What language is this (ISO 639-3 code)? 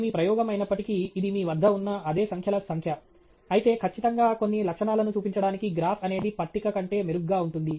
tel